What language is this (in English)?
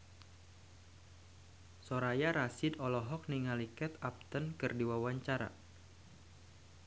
Sundanese